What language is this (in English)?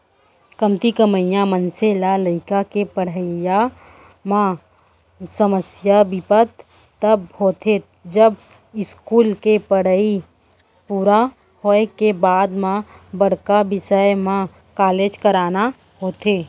Chhattisgarhi